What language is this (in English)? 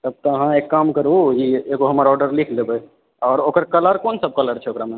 Maithili